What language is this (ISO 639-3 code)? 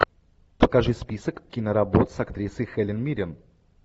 rus